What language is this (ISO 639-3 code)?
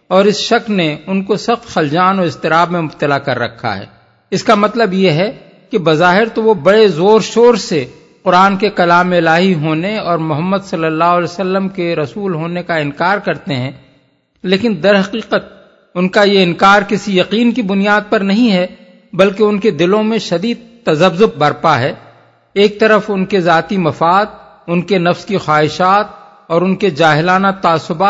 urd